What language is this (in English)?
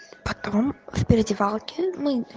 Russian